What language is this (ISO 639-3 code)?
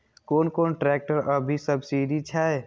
mai